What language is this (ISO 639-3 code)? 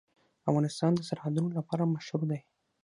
pus